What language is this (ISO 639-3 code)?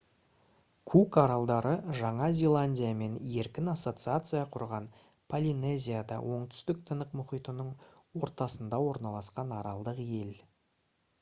kaz